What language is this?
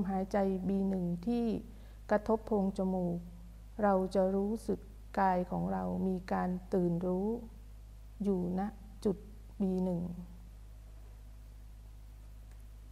Thai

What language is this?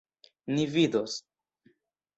Esperanto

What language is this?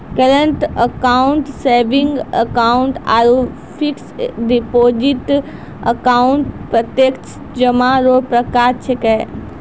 Maithili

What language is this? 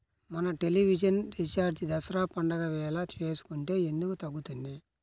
Telugu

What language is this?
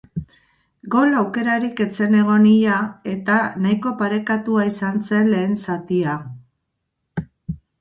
Basque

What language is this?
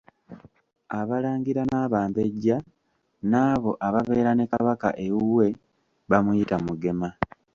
Ganda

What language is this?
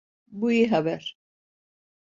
Turkish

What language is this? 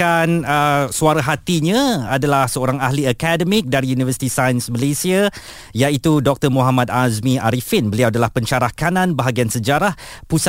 Malay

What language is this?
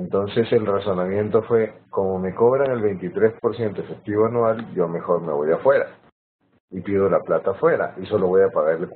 Spanish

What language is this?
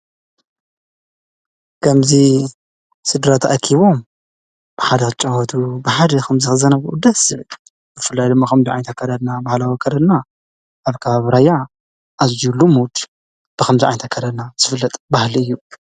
Tigrinya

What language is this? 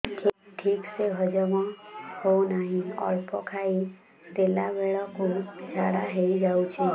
Odia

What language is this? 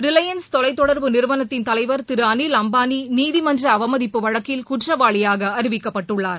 Tamil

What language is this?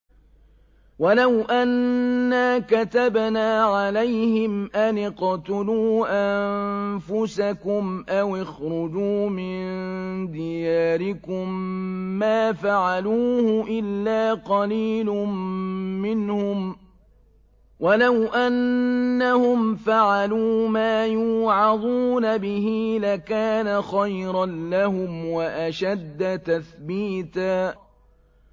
Arabic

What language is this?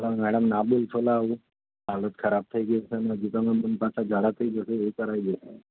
Gujarati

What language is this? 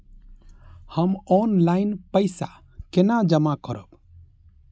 Maithili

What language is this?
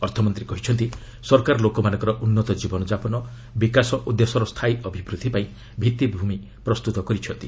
Odia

